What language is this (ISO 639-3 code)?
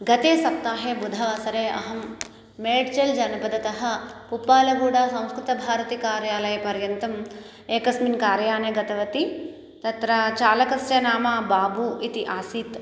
san